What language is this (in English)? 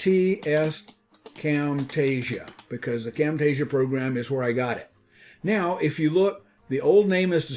English